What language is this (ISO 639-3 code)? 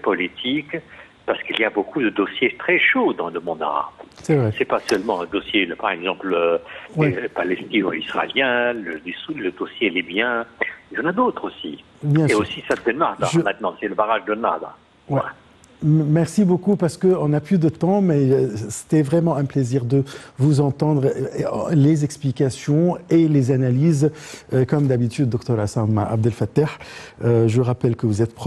fra